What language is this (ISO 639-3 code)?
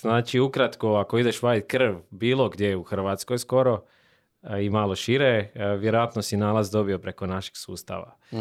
hrv